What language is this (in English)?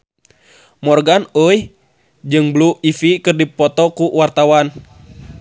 Sundanese